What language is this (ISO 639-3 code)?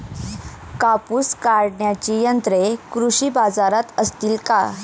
mar